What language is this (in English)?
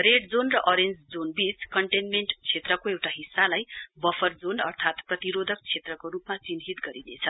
Nepali